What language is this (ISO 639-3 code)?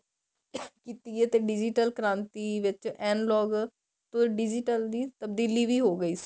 pan